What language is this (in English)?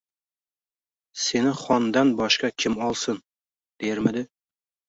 Uzbek